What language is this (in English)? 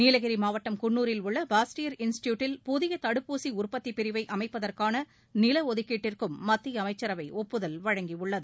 Tamil